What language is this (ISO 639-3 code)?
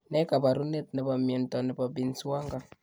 kln